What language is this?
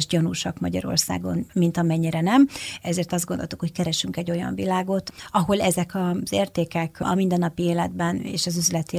Hungarian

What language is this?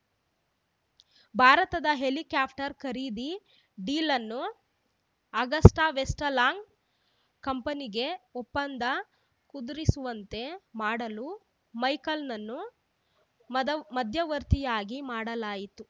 Kannada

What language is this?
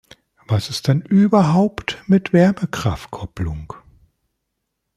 German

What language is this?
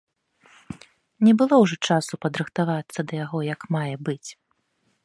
Belarusian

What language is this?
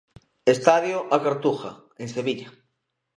Galician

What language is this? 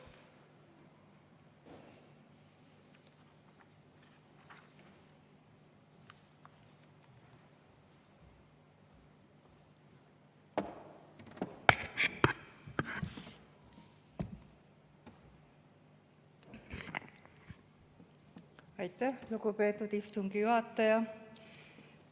Estonian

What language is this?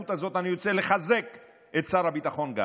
Hebrew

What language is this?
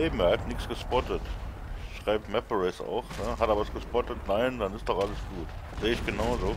German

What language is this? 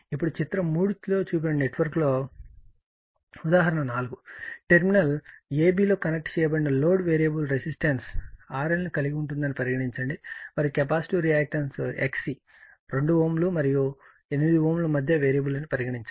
Telugu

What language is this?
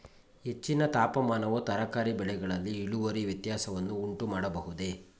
Kannada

